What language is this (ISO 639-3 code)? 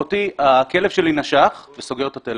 heb